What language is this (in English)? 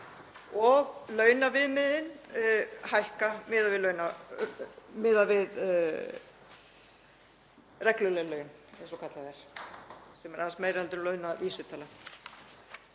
Icelandic